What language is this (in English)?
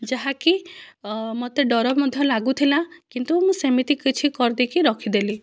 Odia